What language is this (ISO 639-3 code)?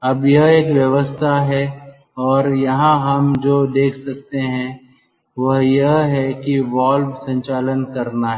hin